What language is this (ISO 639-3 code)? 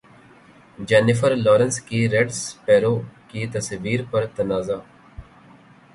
urd